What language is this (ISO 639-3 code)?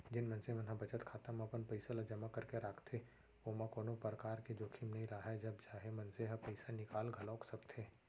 hne